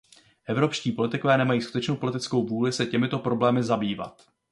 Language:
Czech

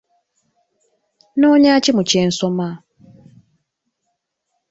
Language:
Ganda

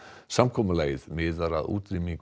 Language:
Icelandic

